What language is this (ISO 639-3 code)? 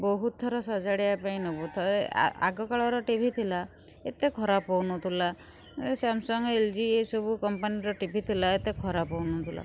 ori